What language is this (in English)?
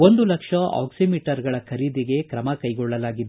Kannada